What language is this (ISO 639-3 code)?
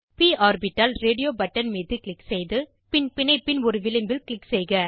tam